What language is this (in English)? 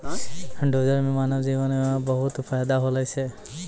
Maithili